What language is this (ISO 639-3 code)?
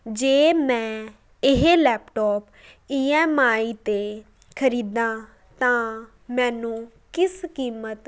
pan